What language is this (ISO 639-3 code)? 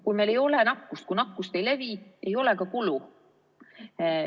est